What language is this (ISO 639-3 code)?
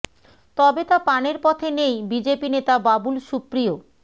ben